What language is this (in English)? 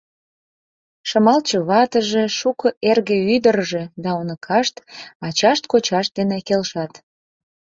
Mari